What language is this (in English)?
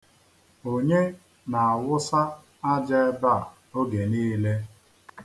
Igbo